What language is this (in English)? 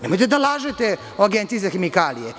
Serbian